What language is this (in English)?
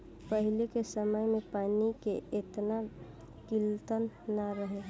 Bhojpuri